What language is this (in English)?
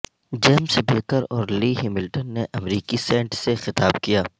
Urdu